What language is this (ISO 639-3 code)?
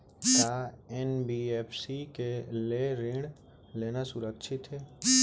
hne